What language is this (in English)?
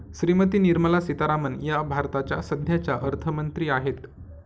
Marathi